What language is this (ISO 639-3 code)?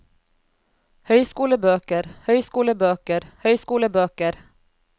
nor